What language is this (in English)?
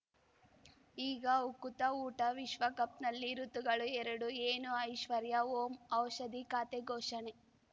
Kannada